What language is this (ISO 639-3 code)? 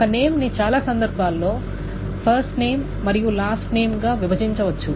tel